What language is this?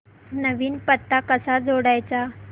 Marathi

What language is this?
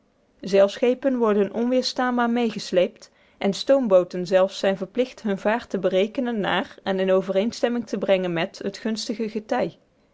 Dutch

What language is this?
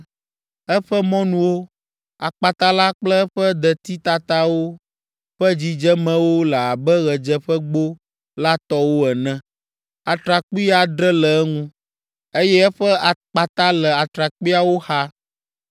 Ewe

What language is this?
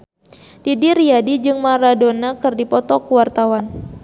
Sundanese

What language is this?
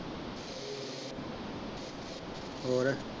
Punjabi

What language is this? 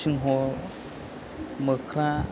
Bodo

